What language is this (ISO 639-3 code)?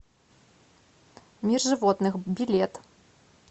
rus